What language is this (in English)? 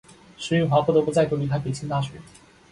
Chinese